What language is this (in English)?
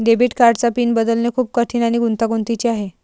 Marathi